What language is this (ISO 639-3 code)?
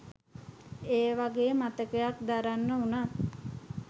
sin